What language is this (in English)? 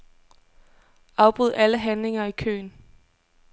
Danish